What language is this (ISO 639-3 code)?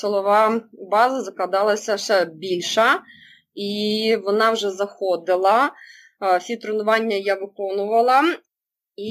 ukr